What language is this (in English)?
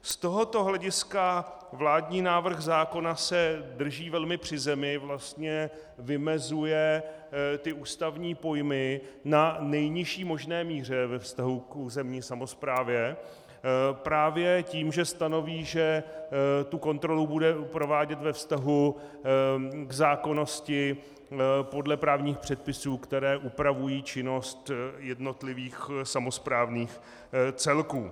Czech